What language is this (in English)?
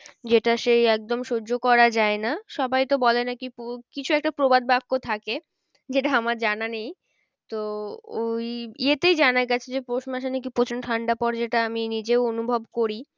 Bangla